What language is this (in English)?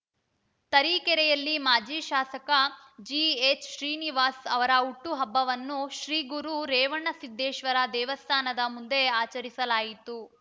Kannada